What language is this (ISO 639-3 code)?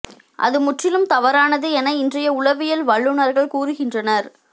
tam